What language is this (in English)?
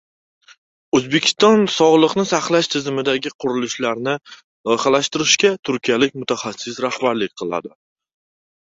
Uzbek